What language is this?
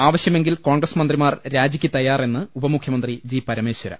Malayalam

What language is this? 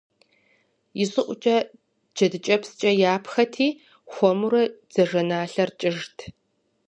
Kabardian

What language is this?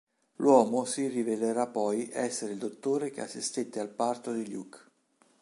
Italian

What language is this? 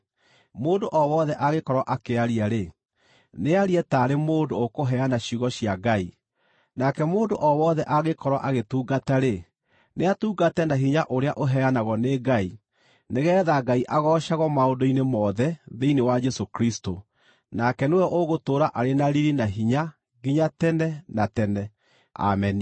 Kikuyu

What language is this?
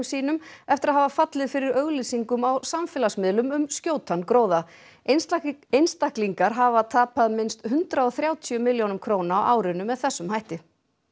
Icelandic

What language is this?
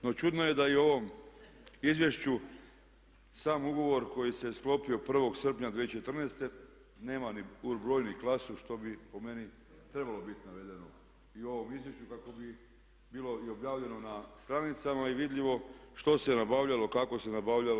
Croatian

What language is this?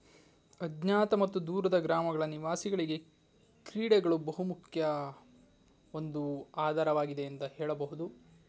Kannada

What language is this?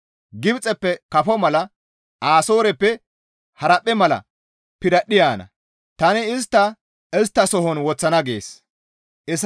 Gamo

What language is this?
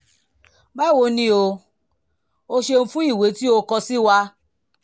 Yoruba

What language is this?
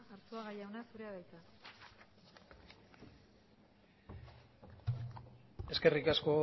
Basque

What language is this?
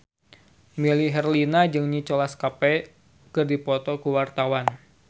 Sundanese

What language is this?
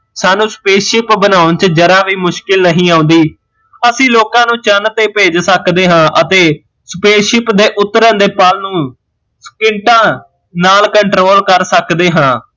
Punjabi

